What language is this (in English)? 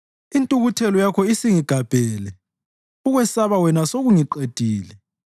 North Ndebele